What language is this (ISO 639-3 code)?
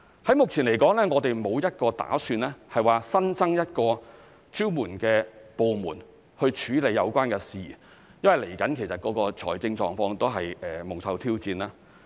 yue